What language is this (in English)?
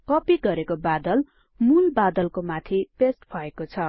Nepali